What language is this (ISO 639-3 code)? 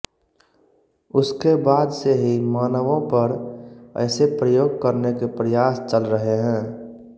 hin